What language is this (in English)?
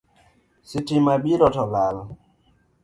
Luo (Kenya and Tanzania)